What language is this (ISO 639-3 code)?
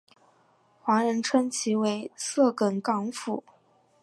zho